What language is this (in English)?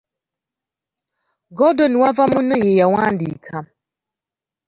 Ganda